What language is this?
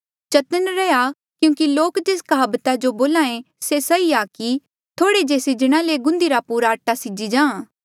Mandeali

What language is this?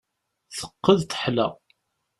Kabyle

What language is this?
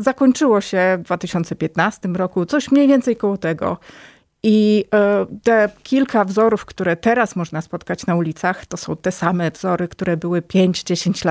Polish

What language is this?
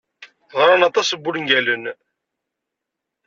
Kabyle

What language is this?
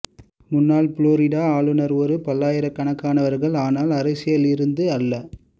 Tamil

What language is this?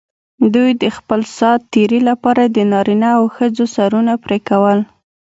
Pashto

